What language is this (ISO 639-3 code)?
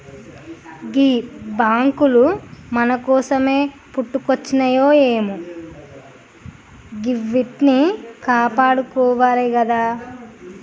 tel